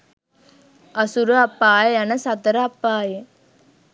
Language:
Sinhala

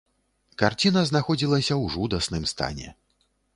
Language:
Belarusian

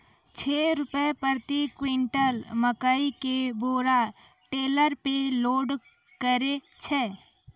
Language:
Maithili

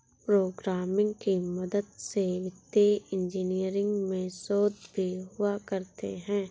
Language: Hindi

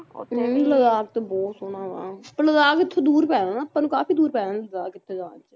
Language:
Punjabi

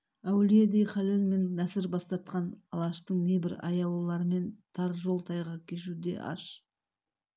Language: Kazakh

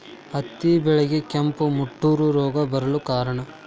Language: Kannada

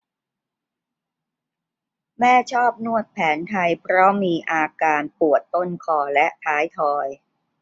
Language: Thai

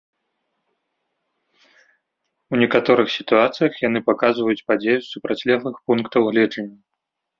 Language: Belarusian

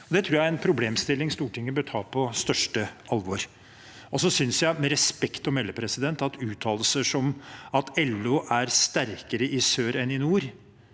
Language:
Norwegian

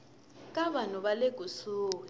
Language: Tsonga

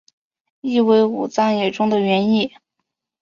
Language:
Chinese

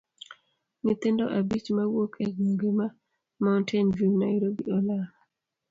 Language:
Luo (Kenya and Tanzania)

